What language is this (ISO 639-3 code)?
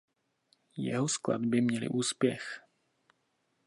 ces